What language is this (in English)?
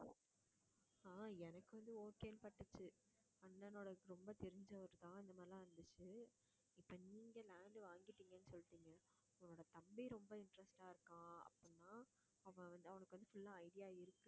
Tamil